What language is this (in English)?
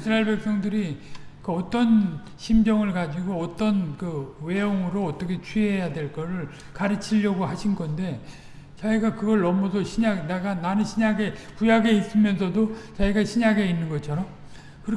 Korean